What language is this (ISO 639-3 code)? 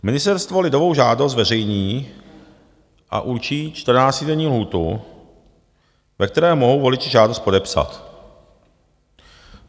ces